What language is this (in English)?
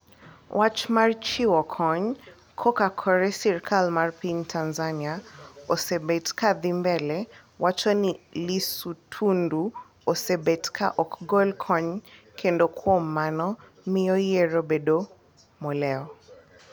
Luo (Kenya and Tanzania)